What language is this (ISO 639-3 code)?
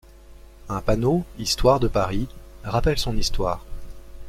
fra